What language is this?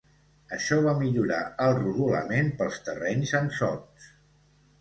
Catalan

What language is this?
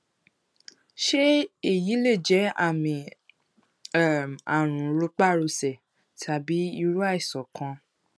Yoruba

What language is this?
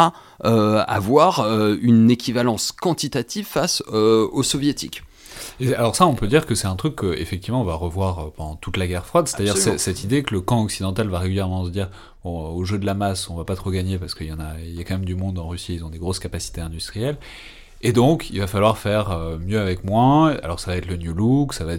French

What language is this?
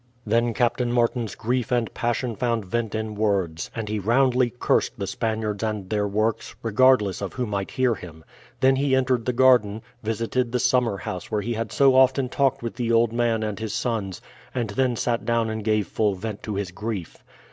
English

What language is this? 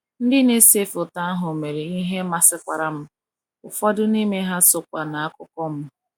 Igbo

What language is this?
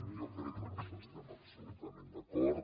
Catalan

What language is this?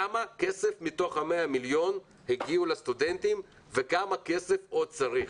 Hebrew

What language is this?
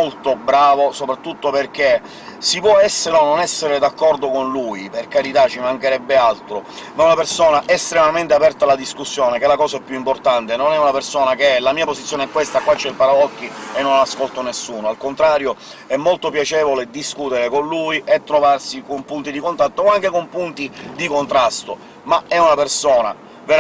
Italian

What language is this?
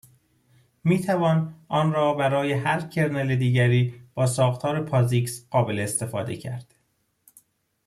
Persian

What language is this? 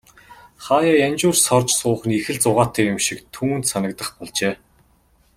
Mongolian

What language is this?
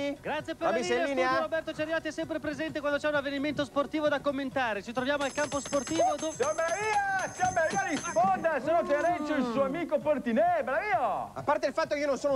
Italian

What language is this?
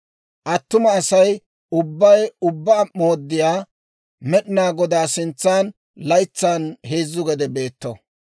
Dawro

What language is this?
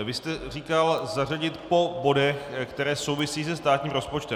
Czech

